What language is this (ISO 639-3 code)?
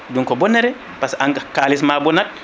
ful